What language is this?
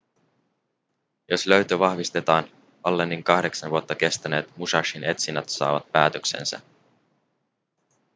Finnish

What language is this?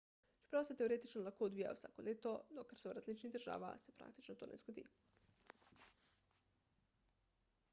Slovenian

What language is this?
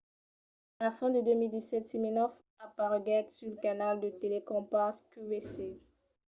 Occitan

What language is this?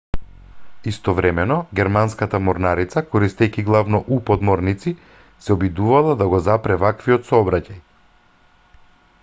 Macedonian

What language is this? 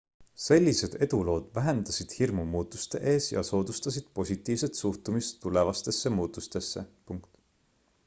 Estonian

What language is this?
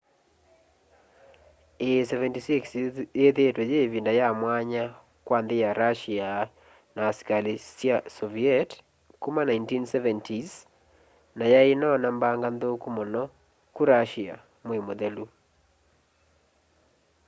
Kamba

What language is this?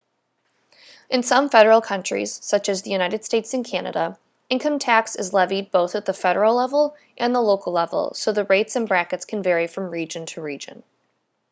English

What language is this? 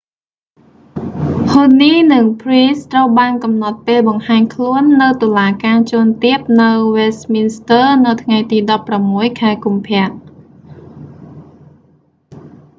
Khmer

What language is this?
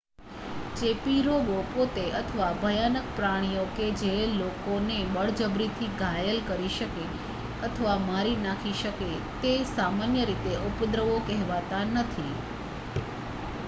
Gujarati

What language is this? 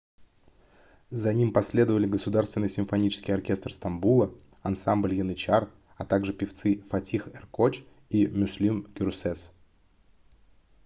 Russian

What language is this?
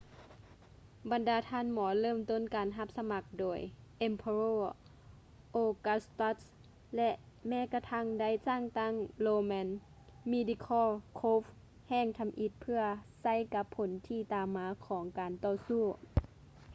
Lao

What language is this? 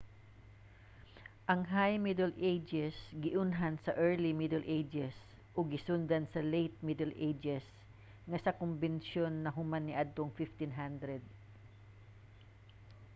Cebuano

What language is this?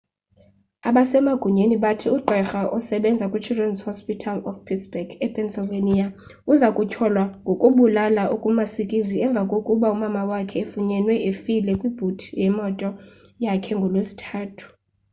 Xhosa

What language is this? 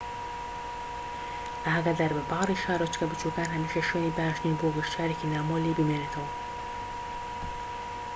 Central Kurdish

